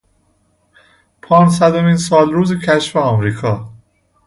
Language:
Persian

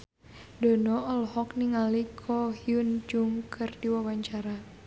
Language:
Sundanese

